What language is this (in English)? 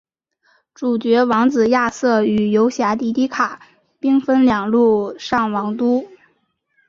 Chinese